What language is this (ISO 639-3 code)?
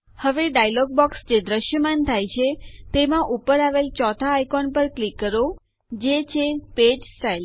guj